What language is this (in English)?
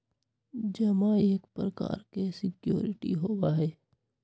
Magahi